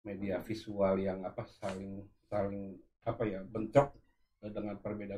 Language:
Indonesian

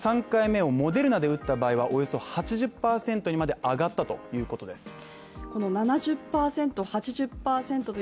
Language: Japanese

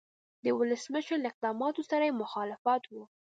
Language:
Pashto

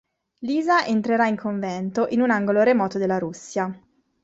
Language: Italian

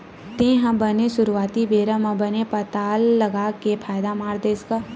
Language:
Chhattisgarhi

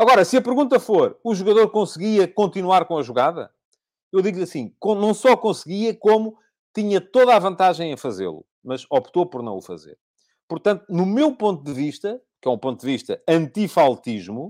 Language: Portuguese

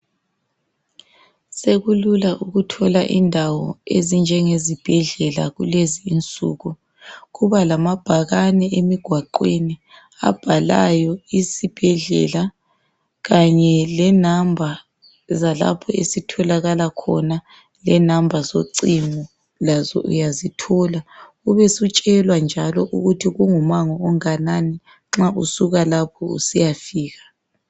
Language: North Ndebele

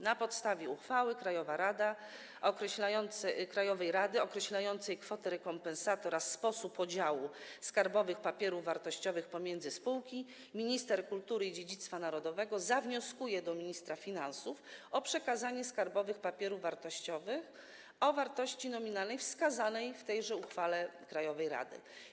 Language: Polish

